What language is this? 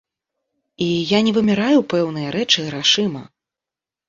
Belarusian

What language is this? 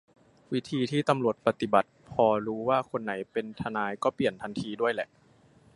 Thai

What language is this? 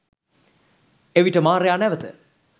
Sinhala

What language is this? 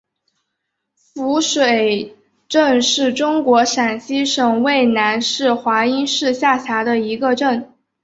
Chinese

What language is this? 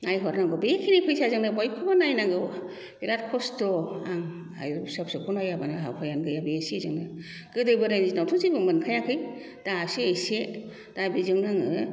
Bodo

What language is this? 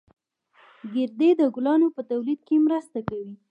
Pashto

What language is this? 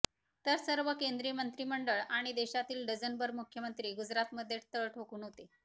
Marathi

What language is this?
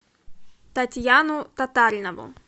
Russian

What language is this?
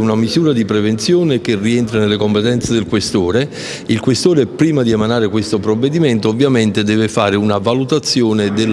Italian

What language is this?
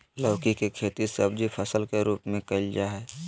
Magahi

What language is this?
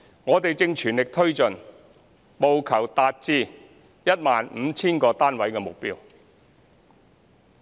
Cantonese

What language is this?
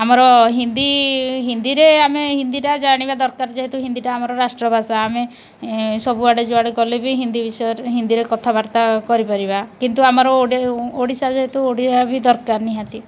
Odia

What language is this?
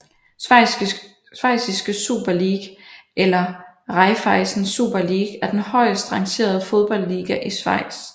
Danish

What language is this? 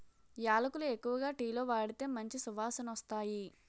Telugu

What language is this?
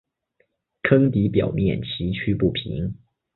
Chinese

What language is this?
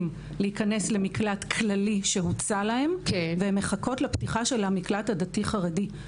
Hebrew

